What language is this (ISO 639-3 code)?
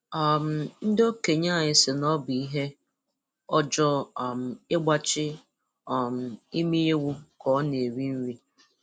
ibo